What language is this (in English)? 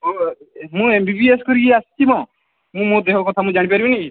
Odia